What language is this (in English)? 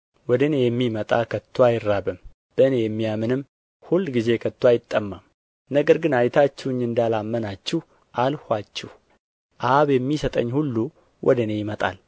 Amharic